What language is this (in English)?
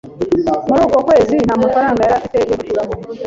Kinyarwanda